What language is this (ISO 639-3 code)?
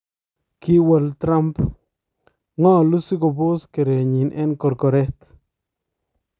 kln